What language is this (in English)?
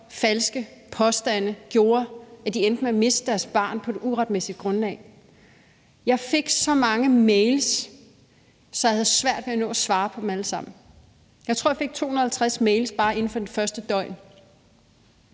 Danish